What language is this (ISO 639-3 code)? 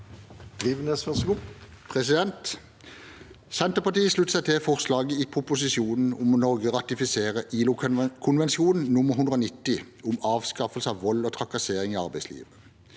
nor